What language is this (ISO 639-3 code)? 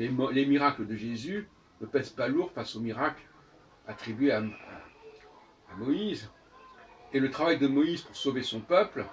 fra